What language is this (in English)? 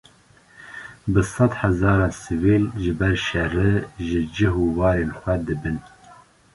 Kurdish